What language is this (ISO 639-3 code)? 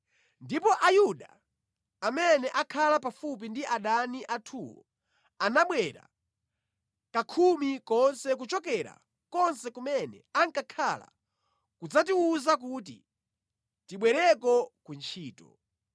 nya